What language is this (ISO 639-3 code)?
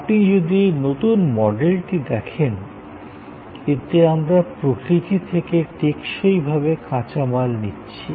ben